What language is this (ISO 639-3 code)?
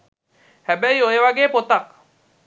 sin